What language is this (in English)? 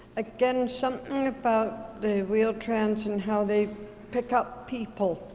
English